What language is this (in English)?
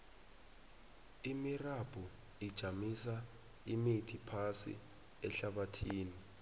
South Ndebele